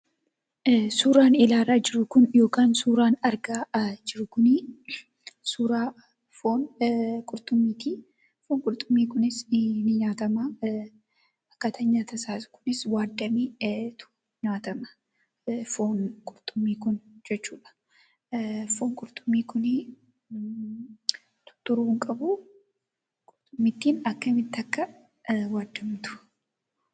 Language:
Oromo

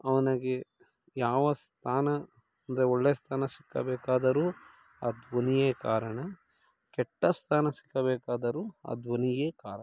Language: Kannada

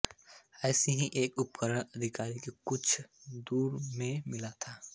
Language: Hindi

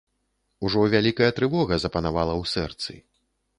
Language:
Belarusian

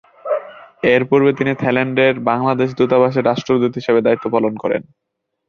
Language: Bangla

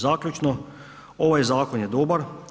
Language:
Croatian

